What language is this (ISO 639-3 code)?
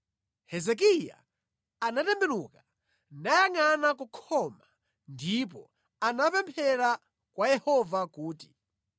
nya